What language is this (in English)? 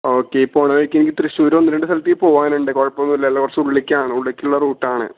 Malayalam